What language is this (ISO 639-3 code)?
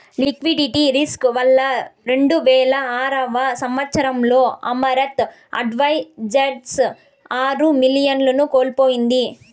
tel